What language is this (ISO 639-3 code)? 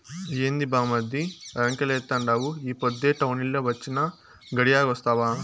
tel